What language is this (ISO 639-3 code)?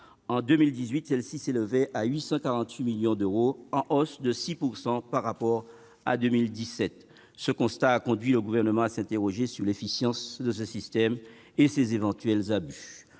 fra